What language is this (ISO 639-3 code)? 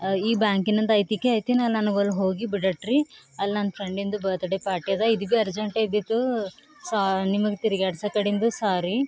kan